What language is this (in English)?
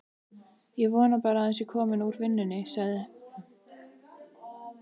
Icelandic